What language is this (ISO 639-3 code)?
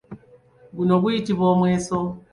lug